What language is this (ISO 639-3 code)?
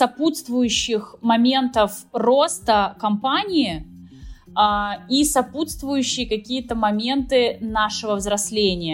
rus